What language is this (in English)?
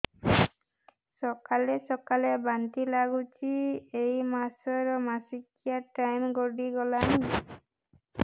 Odia